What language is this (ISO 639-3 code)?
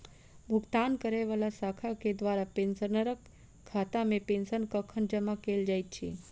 mai